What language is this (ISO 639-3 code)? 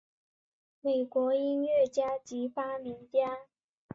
zho